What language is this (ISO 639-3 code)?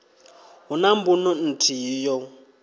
ven